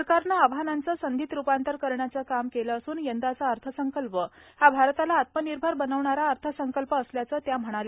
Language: Marathi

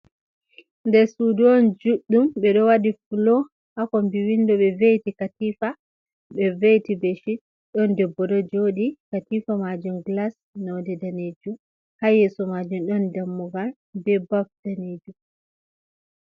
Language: Fula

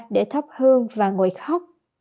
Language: Vietnamese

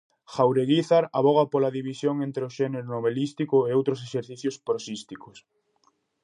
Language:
Galician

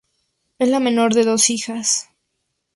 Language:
Spanish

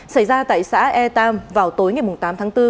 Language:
Vietnamese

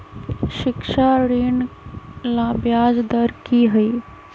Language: Magahi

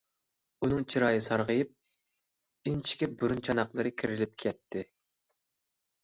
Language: Uyghur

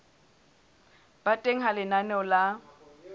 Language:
Southern Sotho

